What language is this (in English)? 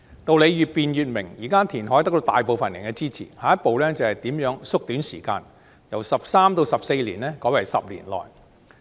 Cantonese